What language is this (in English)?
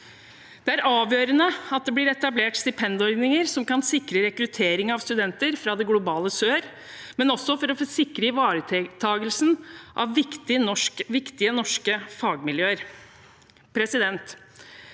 Norwegian